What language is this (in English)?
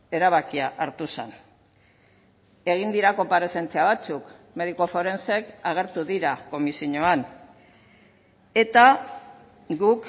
Basque